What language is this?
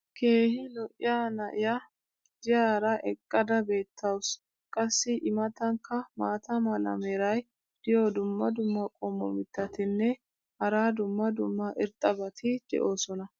Wolaytta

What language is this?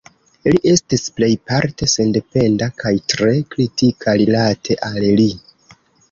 Esperanto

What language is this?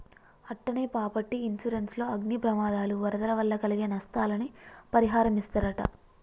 Telugu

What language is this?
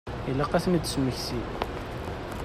Kabyle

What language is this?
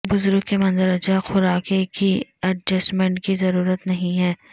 Urdu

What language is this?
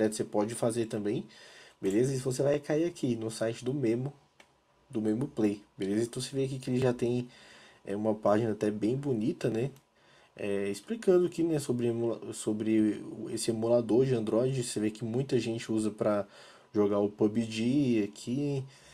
Portuguese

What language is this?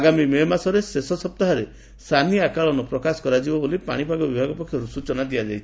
Odia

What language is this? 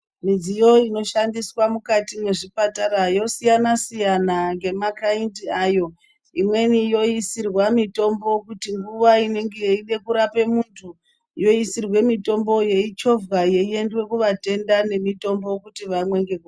Ndau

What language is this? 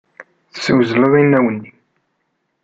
Kabyle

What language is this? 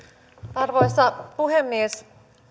Finnish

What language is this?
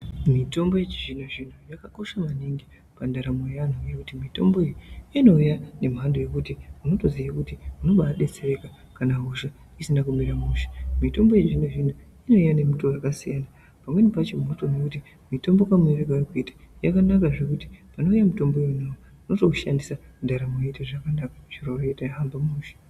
Ndau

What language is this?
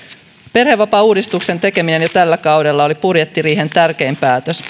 Finnish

